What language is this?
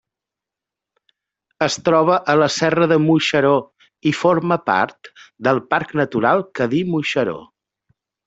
Catalan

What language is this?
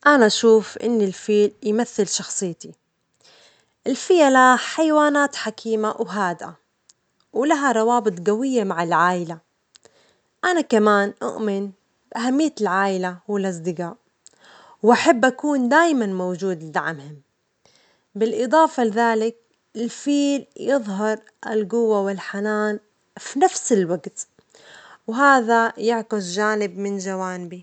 Omani Arabic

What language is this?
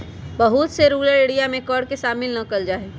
Magahi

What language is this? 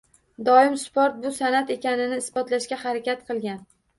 Uzbek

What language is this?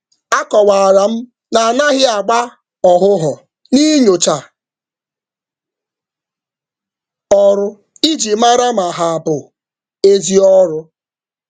Igbo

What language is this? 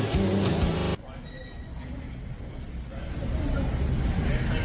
Thai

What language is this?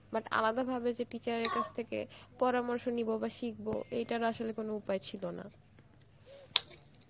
Bangla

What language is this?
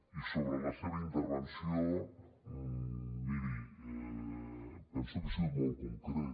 Catalan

